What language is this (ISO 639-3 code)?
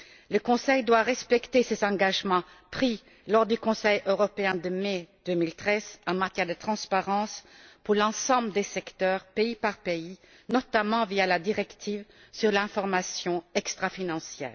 fra